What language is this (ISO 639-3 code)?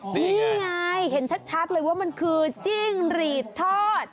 tha